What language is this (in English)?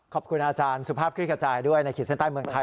Thai